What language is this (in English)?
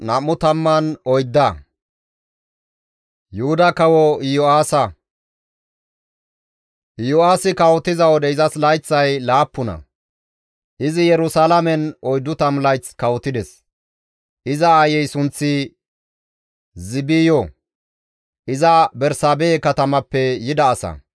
Gamo